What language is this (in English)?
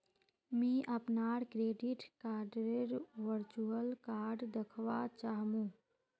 Magahi